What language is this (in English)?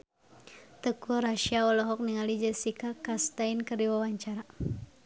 Sundanese